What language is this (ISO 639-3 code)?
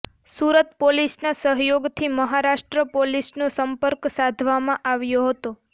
guj